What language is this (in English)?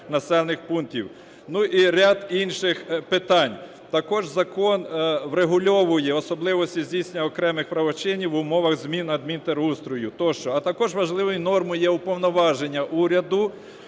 Ukrainian